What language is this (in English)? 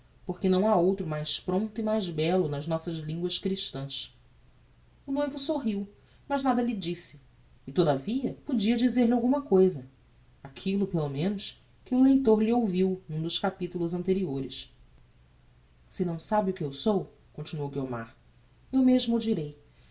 Portuguese